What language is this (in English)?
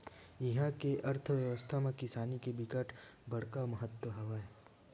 Chhattisgarhi